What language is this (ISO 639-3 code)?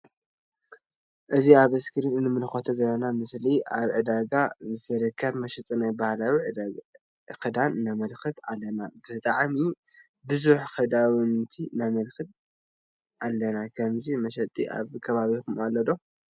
tir